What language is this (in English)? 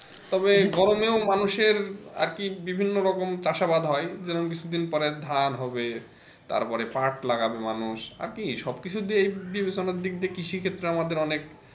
Bangla